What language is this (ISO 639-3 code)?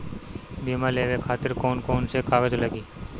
bho